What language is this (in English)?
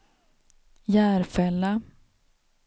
Swedish